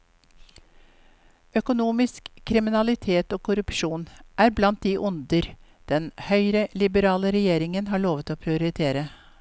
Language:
Norwegian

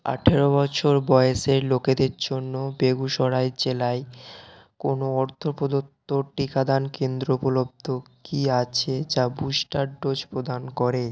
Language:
Bangla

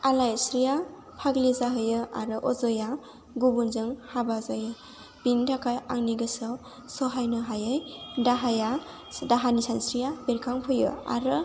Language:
Bodo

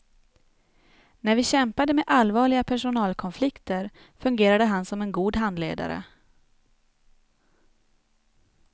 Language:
Swedish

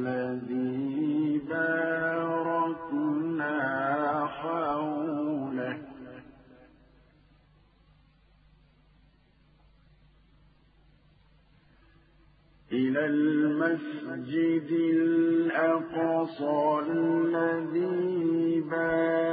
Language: Arabic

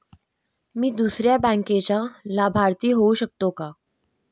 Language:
Marathi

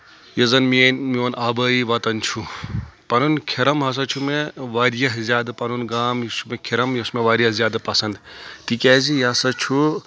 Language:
Kashmiri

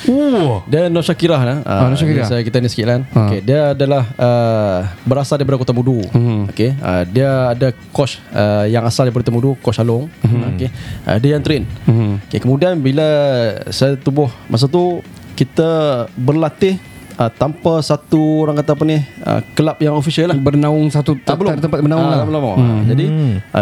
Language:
Malay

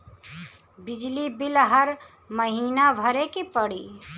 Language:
Bhojpuri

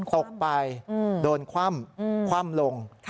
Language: Thai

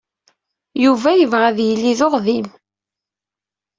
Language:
Kabyle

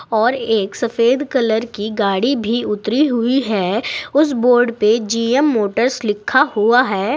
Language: Hindi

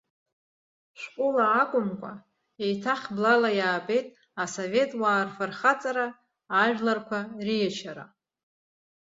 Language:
Abkhazian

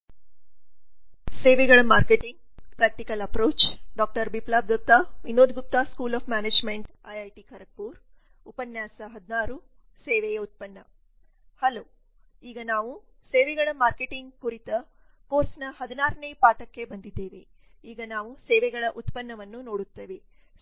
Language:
Kannada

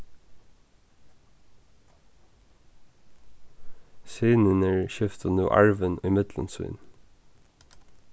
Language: Faroese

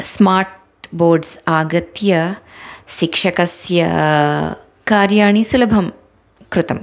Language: Sanskrit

